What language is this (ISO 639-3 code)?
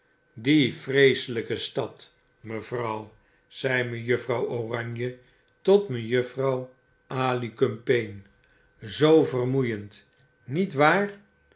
nld